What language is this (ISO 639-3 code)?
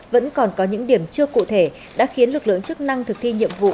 vie